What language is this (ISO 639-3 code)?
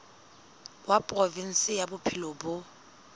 sot